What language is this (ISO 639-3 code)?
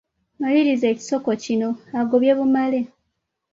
lug